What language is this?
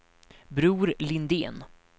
Swedish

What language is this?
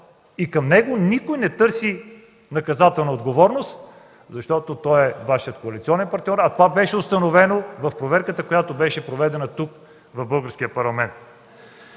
Bulgarian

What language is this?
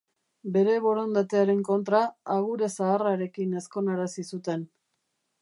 Basque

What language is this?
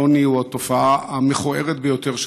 Hebrew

